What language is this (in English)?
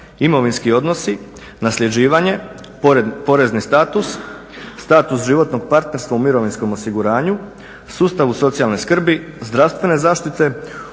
Croatian